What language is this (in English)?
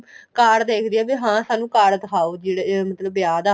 Punjabi